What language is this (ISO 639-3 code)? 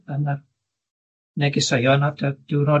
cym